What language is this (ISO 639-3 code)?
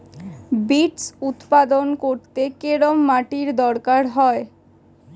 ben